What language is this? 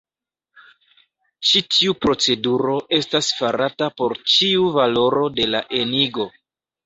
Esperanto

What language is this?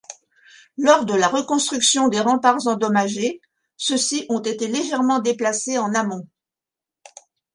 French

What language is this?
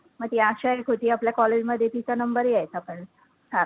Marathi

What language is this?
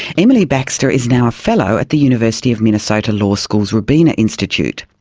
English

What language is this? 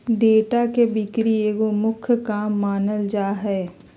Magahi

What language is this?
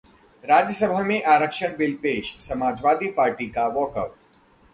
Hindi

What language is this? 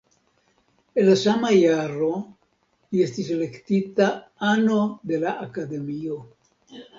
Esperanto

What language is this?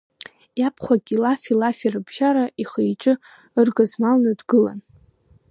Abkhazian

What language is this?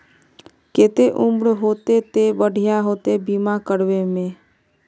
Magahi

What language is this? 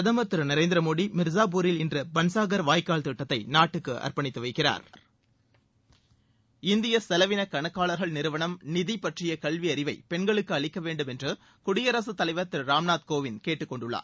Tamil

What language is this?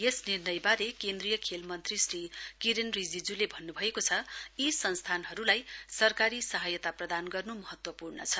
Nepali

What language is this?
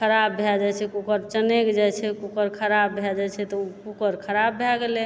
Maithili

